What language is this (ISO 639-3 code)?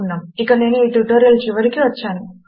tel